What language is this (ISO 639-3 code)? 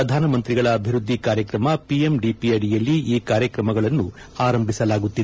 kan